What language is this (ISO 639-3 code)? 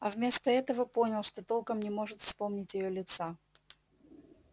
rus